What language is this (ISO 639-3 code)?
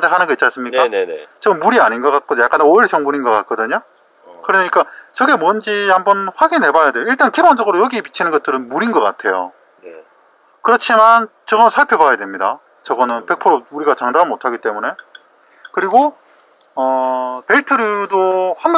kor